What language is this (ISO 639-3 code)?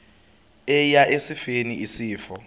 xho